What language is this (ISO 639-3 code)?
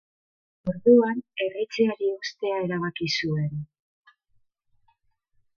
eus